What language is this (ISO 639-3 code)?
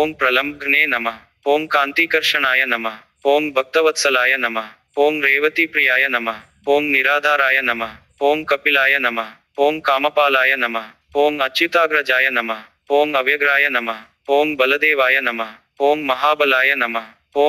nld